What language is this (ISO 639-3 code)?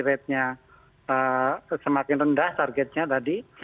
ind